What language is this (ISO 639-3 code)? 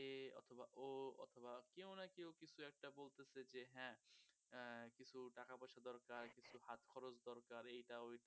ben